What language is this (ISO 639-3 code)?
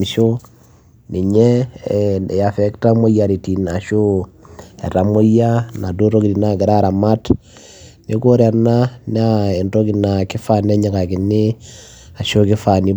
mas